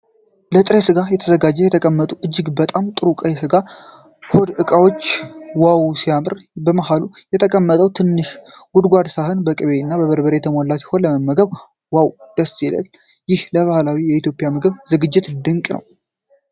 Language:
Amharic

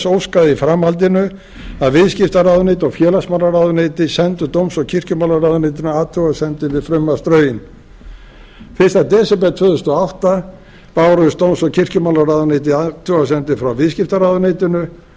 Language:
Icelandic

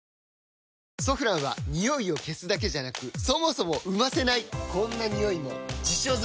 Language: Japanese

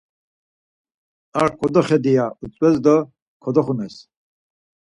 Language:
Laz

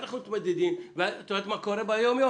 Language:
Hebrew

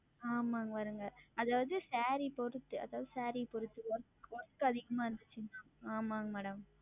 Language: Tamil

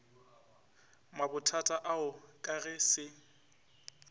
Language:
Northern Sotho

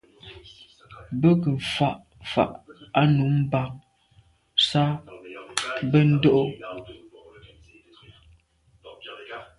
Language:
Medumba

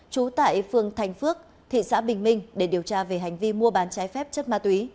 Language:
Vietnamese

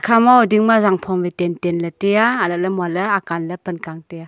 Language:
Wancho Naga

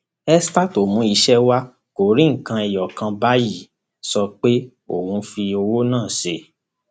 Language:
Yoruba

